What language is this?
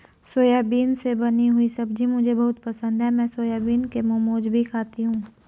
Hindi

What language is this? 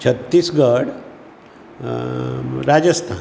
Konkani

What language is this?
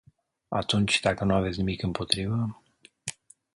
Romanian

